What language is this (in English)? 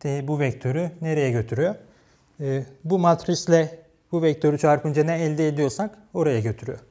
Turkish